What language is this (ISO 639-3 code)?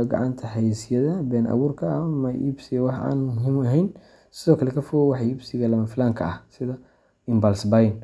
som